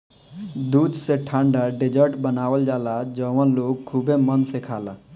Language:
Bhojpuri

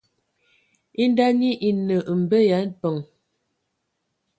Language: Ewondo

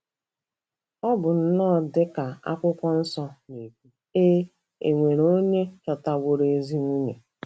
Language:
Igbo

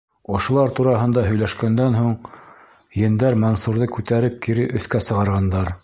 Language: Bashkir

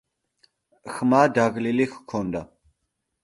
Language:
Georgian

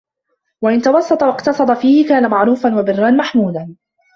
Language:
Arabic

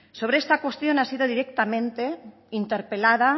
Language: Spanish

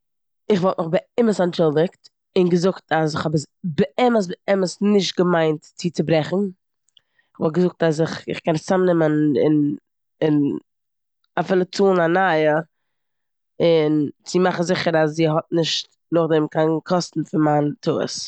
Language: Yiddish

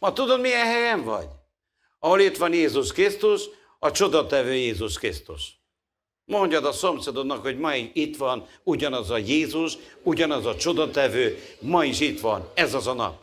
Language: Hungarian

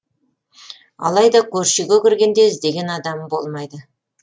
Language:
Kazakh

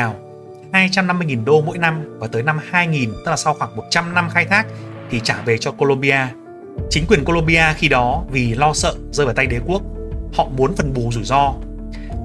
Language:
Vietnamese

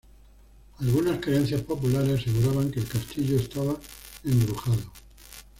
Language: Spanish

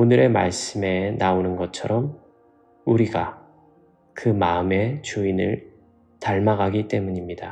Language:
Korean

